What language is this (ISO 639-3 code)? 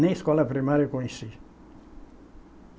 por